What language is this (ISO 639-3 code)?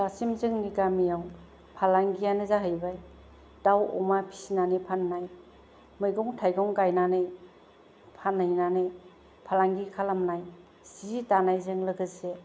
brx